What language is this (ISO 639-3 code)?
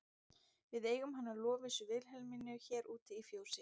isl